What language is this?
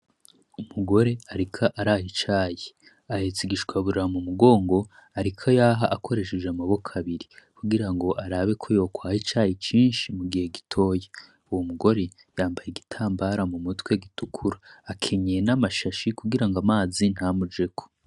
Rundi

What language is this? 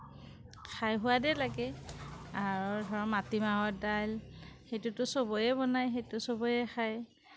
Assamese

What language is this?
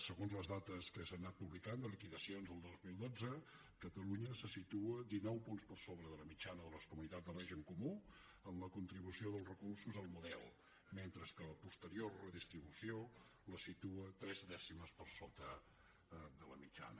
Catalan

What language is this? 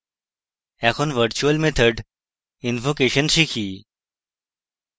Bangla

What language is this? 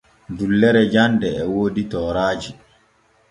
Borgu Fulfulde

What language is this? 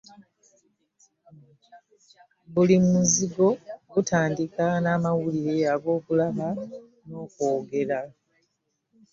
Ganda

